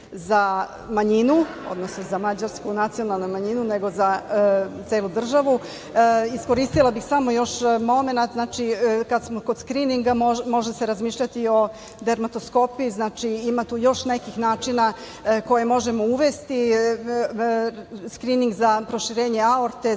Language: Serbian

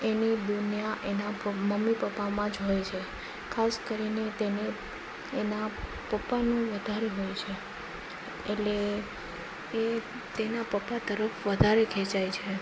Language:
Gujarati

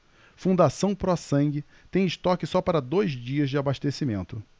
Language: Portuguese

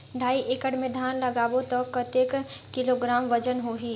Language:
Chhattisgarhi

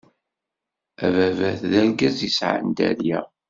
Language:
Kabyle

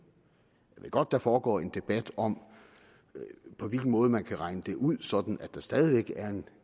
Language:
Danish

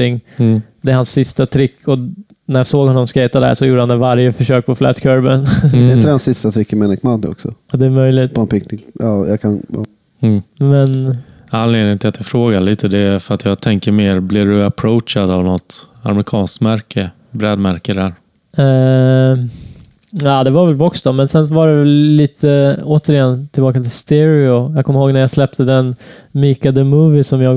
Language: Swedish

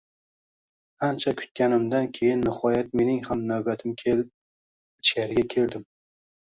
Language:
Uzbek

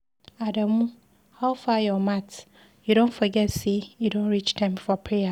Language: Nigerian Pidgin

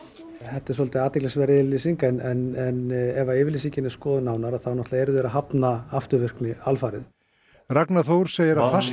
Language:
Icelandic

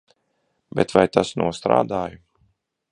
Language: Latvian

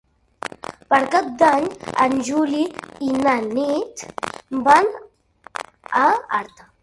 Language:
Catalan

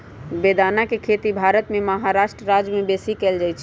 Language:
Magahi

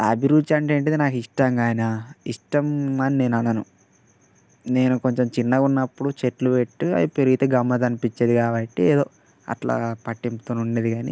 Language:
Telugu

